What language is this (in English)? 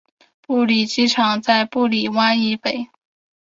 Chinese